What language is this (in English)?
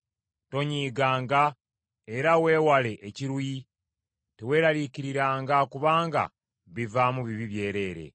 Ganda